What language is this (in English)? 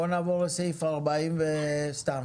Hebrew